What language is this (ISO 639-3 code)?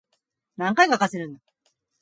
jpn